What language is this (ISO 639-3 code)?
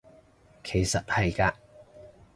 yue